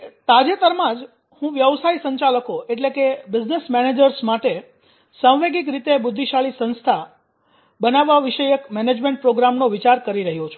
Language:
Gujarati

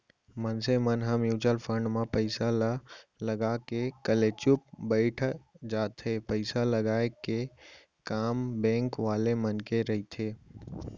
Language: Chhattisgarhi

